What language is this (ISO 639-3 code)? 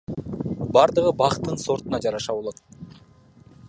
kir